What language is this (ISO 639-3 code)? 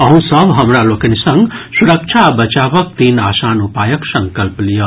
mai